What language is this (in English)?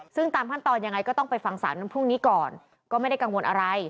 Thai